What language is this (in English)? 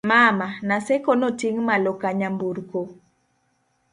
Luo (Kenya and Tanzania)